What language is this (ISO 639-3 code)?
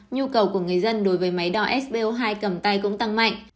vie